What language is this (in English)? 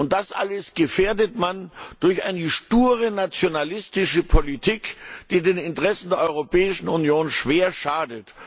German